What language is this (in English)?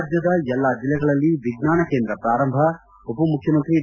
Kannada